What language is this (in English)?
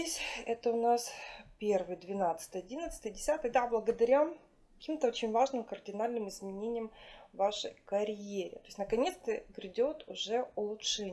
Russian